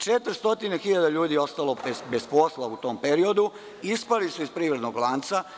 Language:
Serbian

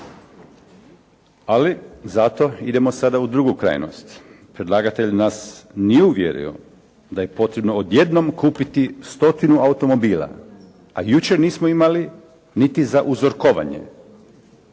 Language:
Croatian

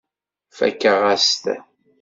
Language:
Kabyle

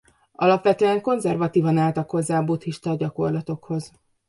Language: Hungarian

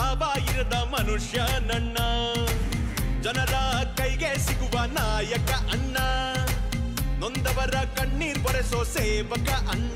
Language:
Arabic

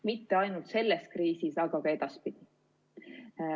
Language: Estonian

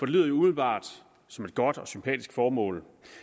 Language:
Danish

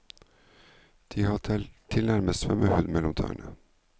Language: Norwegian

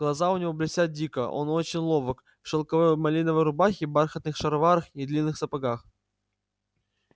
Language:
Russian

